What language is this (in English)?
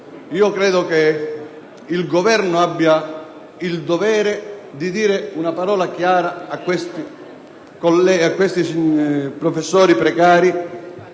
Italian